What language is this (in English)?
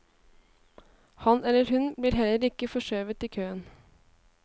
Norwegian